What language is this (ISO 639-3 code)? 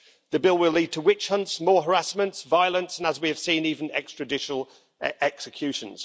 eng